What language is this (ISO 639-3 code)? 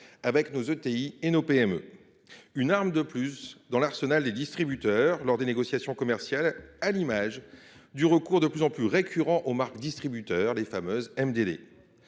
fra